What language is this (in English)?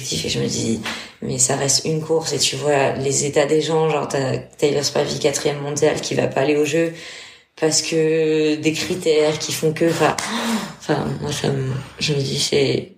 French